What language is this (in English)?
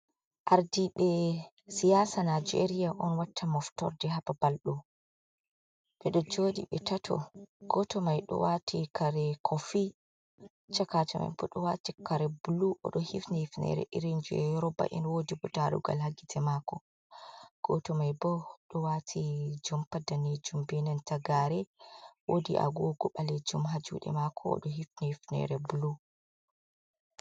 Fula